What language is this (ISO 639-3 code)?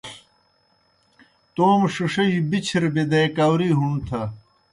plk